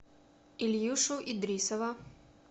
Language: Russian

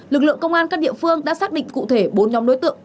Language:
Vietnamese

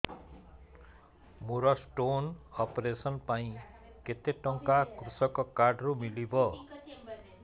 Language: Odia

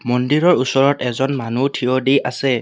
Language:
Assamese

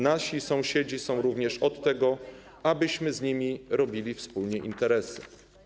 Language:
Polish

